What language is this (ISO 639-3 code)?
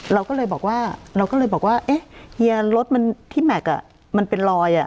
tha